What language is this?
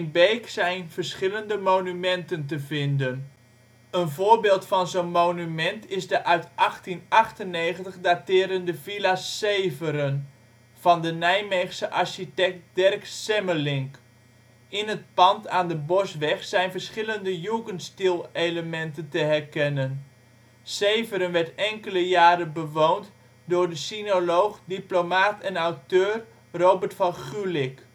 Dutch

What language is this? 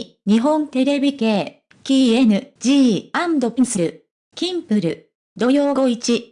Japanese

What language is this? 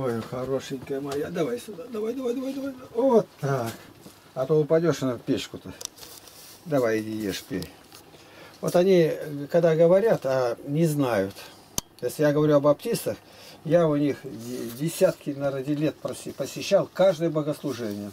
Russian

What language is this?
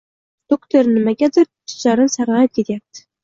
Uzbek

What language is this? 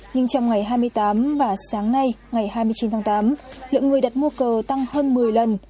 Vietnamese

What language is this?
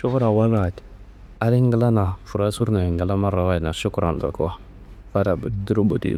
Kanembu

